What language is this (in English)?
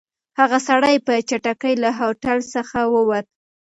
Pashto